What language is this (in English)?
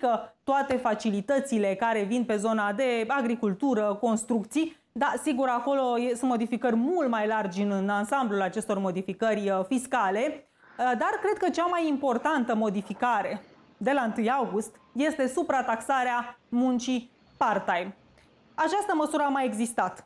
Romanian